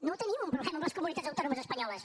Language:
Catalan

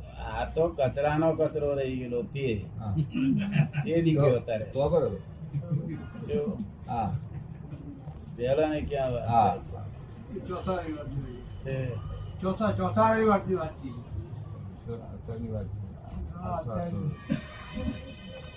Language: Gujarati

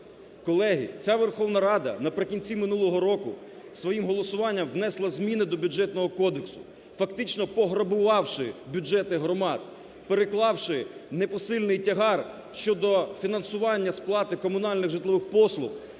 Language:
Ukrainian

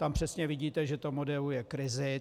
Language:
Czech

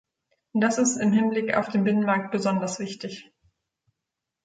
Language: German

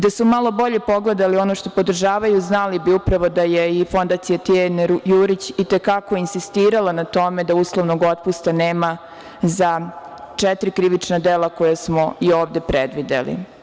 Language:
Serbian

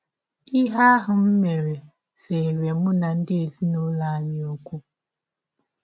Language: Igbo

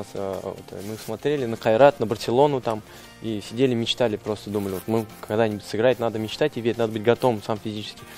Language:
Russian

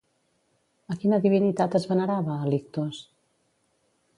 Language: Catalan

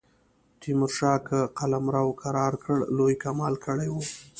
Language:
Pashto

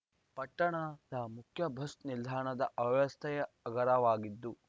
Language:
Kannada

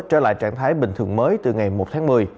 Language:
Vietnamese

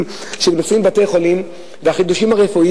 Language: Hebrew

